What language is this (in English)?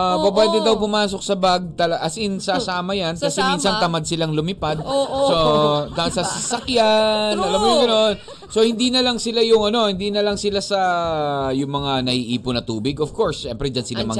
Filipino